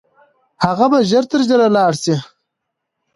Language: Pashto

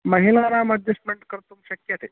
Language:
Sanskrit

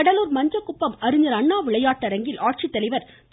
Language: Tamil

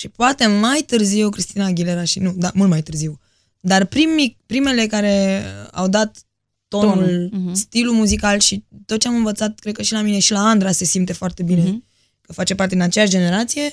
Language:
Romanian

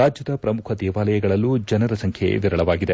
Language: Kannada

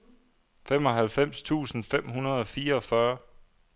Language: Danish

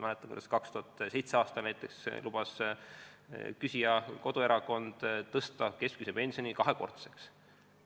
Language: Estonian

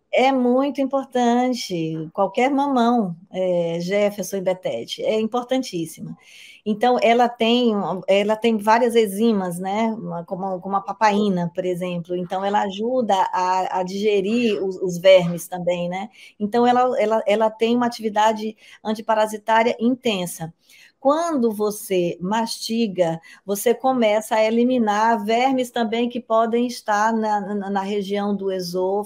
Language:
Portuguese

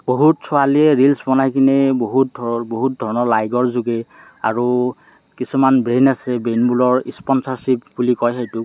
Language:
Assamese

